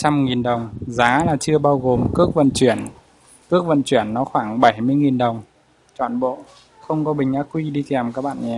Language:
Vietnamese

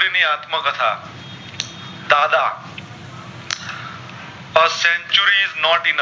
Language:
Gujarati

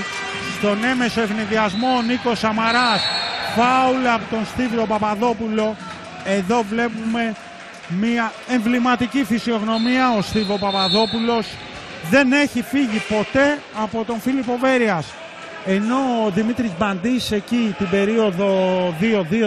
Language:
Greek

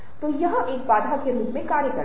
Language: Hindi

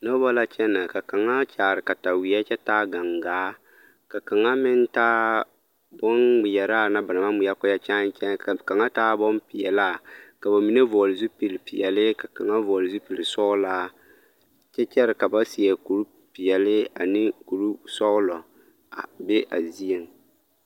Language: Southern Dagaare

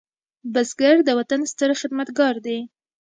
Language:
Pashto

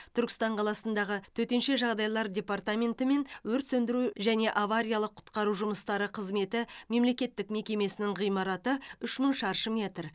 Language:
Kazakh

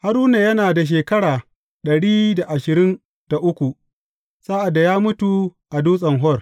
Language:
Hausa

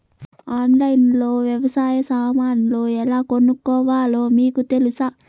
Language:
Telugu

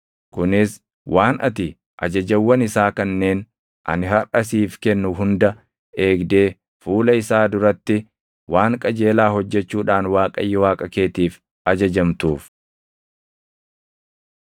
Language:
Oromo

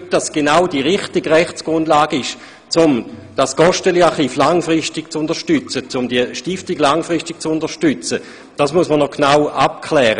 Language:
Swiss German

